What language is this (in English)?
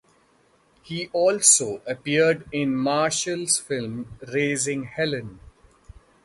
English